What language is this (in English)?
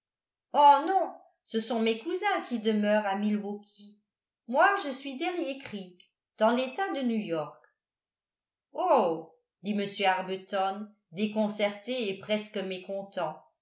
French